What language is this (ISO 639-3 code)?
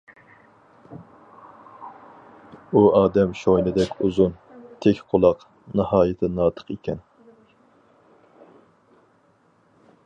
uig